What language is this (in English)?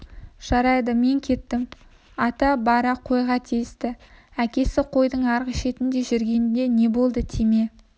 Kazakh